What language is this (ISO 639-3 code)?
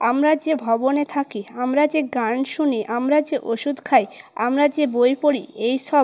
ben